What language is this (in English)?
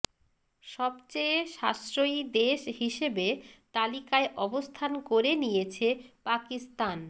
Bangla